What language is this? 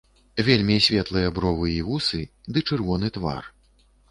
Belarusian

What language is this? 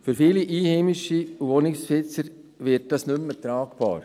Swiss German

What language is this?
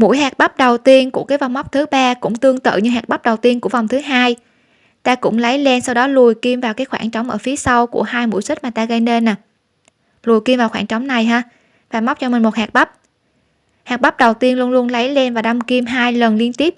Vietnamese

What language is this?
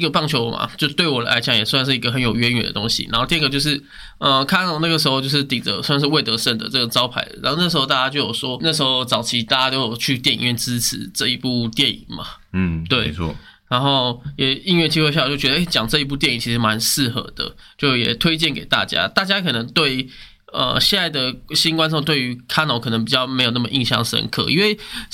Chinese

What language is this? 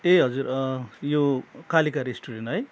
Nepali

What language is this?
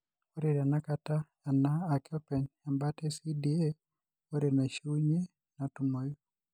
Masai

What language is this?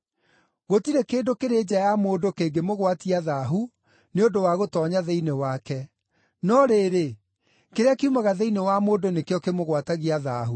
Kikuyu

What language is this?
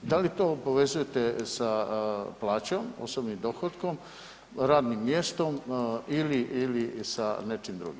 Croatian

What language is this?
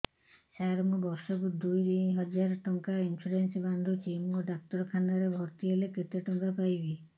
Odia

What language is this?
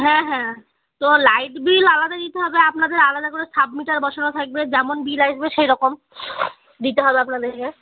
Bangla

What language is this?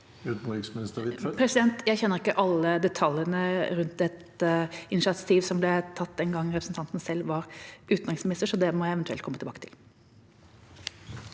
Norwegian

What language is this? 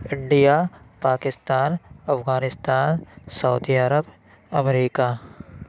Urdu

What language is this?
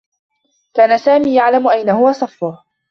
Arabic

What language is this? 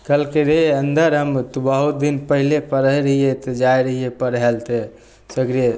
Maithili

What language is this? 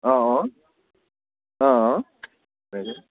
Assamese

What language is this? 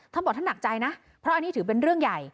Thai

